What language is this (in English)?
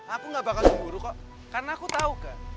Indonesian